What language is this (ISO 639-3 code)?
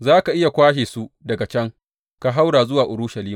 hau